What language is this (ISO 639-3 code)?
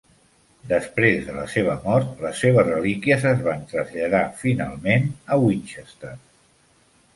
cat